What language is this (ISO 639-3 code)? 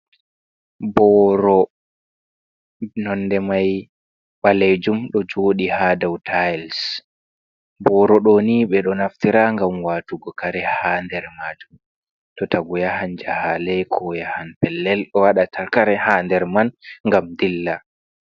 ful